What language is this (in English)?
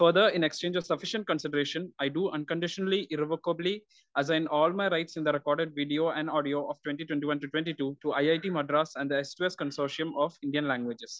Malayalam